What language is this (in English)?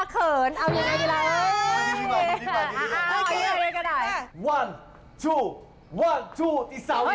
Thai